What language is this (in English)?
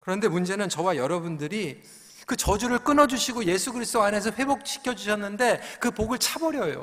Korean